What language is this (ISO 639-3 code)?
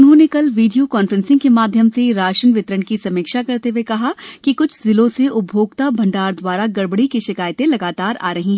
hin